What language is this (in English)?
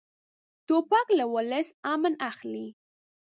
Pashto